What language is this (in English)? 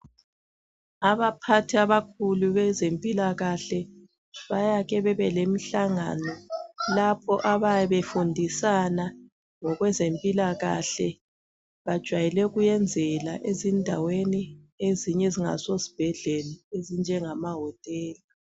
North Ndebele